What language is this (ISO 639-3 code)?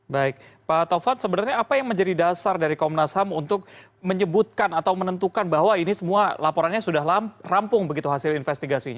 ind